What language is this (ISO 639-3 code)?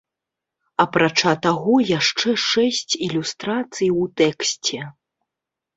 bel